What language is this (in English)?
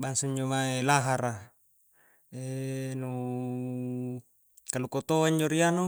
Coastal Konjo